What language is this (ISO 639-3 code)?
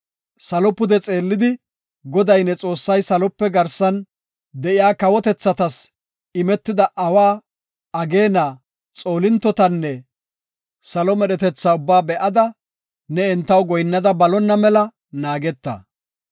gof